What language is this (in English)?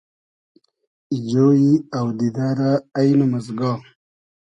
Hazaragi